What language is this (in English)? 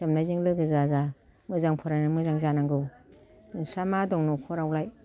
Bodo